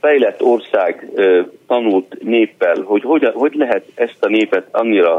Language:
Hungarian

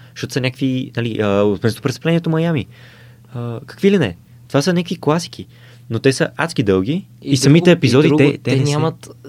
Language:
Bulgarian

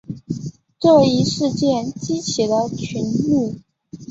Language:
Chinese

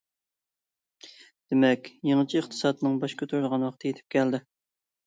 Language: Uyghur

